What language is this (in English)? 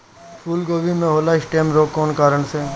Bhojpuri